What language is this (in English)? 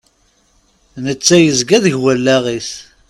Kabyle